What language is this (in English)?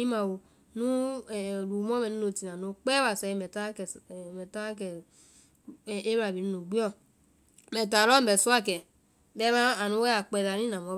Vai